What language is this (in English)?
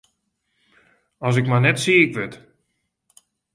Western Frisian